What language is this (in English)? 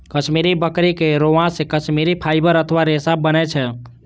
Maithili